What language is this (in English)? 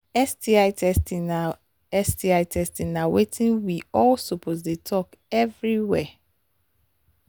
Nigerian Pidgin